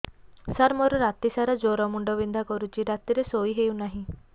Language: Odia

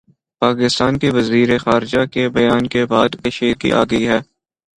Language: Urdu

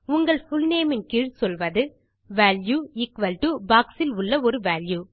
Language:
Tamil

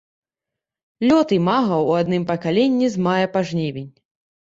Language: Belarusian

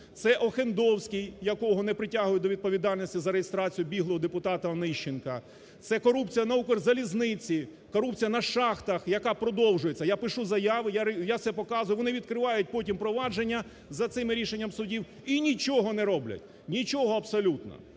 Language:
Ukrainian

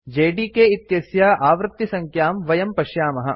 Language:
Sanskrit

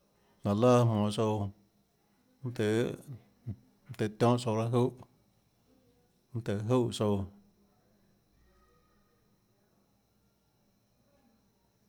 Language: Tlacoatzintepec Chinantec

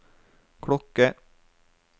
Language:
Norwegian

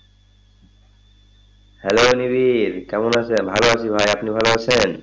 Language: Bangla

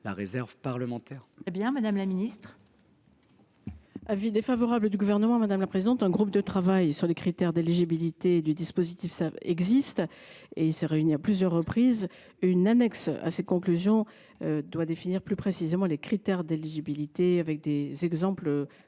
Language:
French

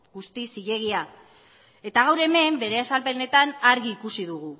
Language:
Basque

